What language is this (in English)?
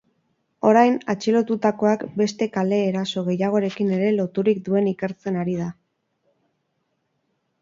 Basque